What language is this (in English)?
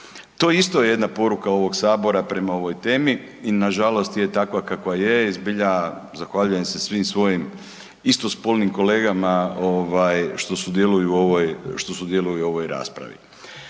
Croatian